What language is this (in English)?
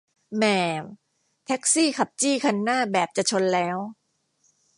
Thai